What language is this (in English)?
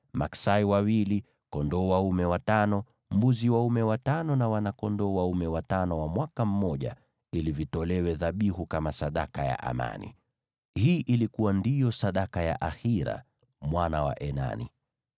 Swahili